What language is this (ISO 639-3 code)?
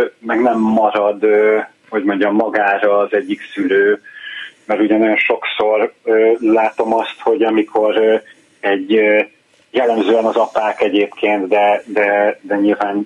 hun